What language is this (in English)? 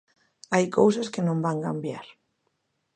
Galician